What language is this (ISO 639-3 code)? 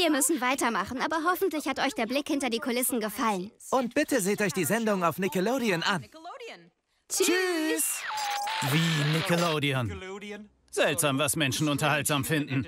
deu